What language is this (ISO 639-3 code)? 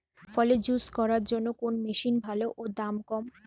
ben